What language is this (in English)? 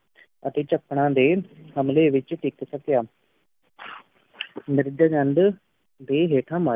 Punjabi